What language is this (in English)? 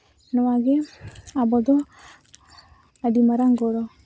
Santali